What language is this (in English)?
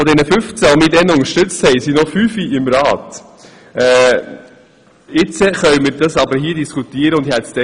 Swiss German